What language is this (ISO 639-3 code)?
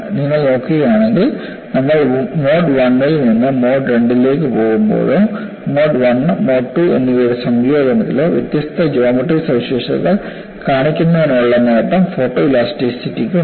mal